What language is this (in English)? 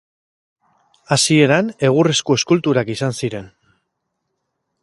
Basque